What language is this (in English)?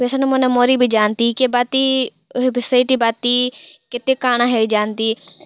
Odia